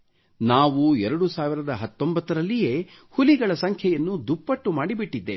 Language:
Kannada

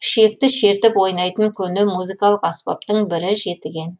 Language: Kazakh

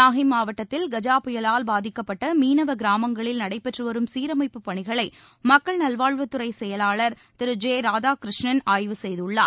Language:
Tamil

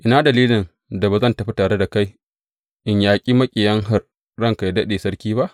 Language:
Hausa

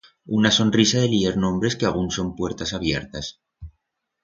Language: Aragonese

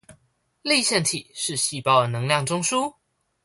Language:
Chinese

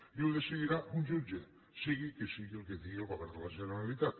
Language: Catalan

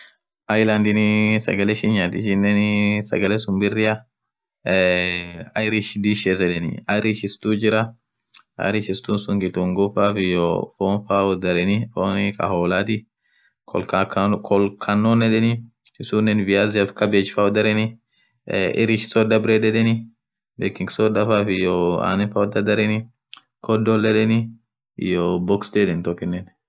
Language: Orma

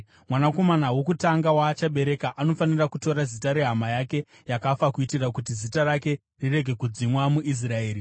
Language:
Shona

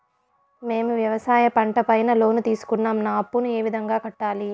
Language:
Telugu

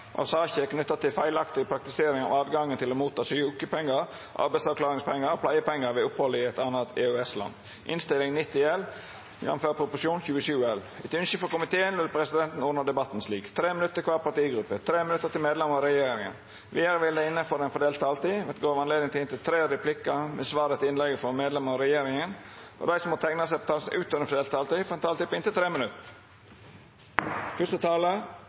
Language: Norwegian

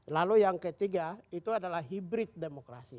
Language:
Indonesian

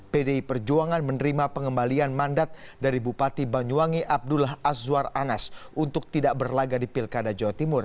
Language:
Indonesian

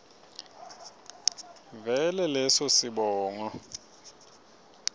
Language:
Swati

